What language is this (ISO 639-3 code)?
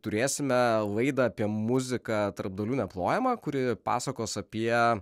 lit